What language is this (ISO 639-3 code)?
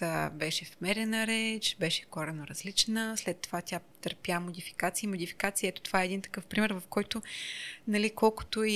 bul